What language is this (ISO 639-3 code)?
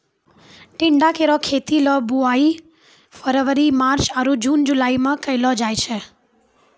mai